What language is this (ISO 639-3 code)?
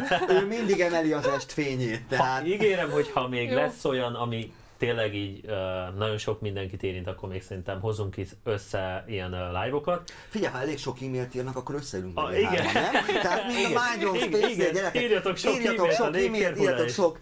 hun